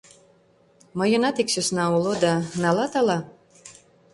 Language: Mari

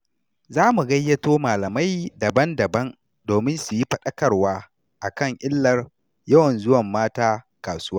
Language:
Hausa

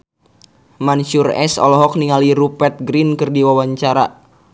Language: Sundanese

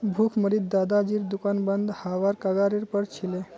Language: Magahi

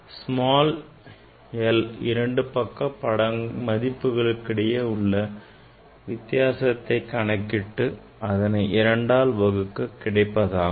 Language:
Tamil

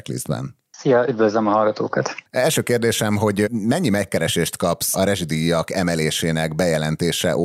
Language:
Hungarian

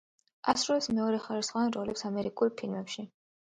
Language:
Georgian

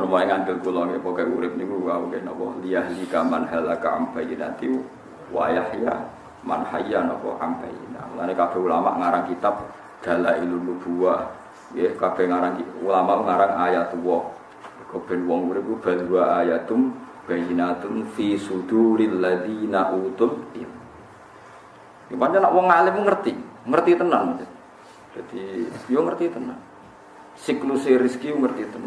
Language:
Indonesian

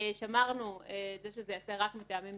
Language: Hebrew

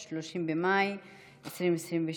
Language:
Hebrew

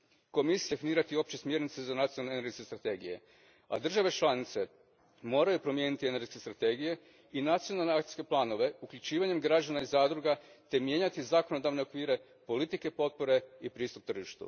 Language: Croatian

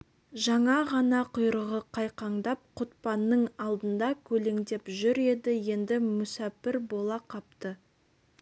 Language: Kazakh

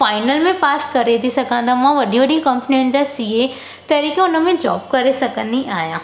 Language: Sindhi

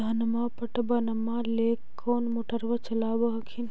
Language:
Magahi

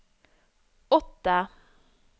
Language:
Norwegian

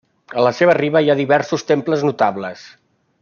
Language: Catalan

